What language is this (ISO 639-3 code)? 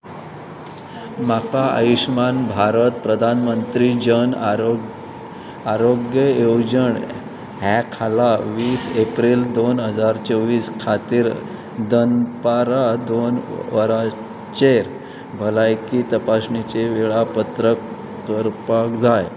kok